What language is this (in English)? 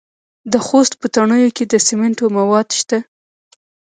Pashto